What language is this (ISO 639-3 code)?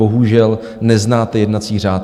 ces